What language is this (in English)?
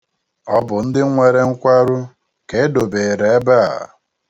Igbo